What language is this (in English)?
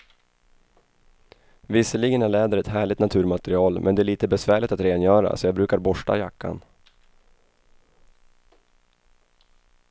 Swedish